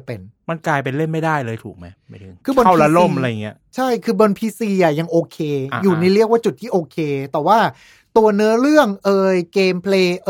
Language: Thai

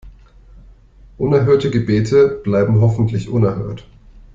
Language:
German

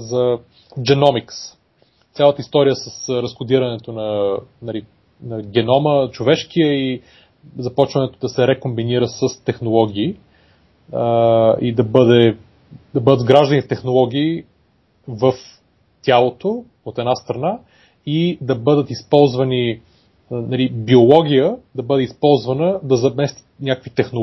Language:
Bulgarian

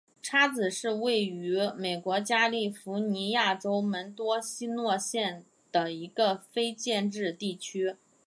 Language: Chinese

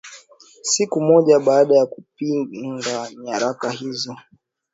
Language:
Swahili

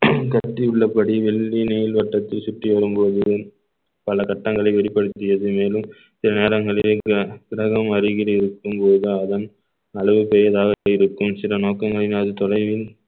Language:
Tamil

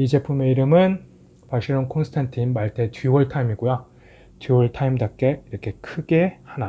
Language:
Korean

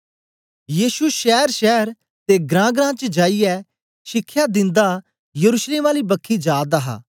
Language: Dogri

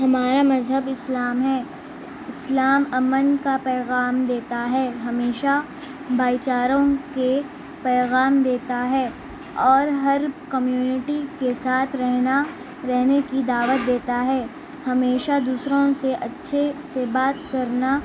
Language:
Urdu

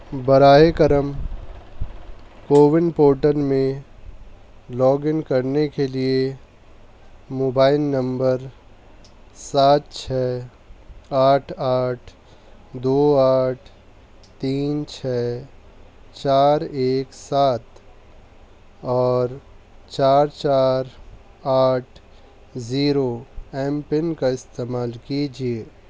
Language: Urdu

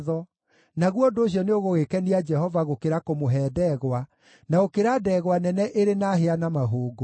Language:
Kikuyu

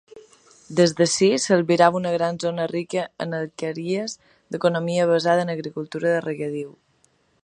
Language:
Catalan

